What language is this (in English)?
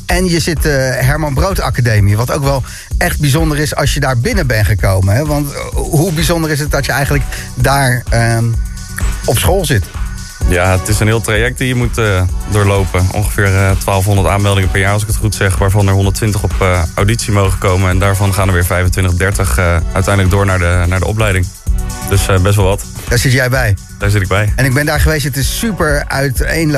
Dutch